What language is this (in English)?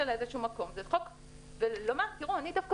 Hebrew